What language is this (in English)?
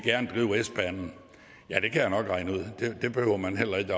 Danish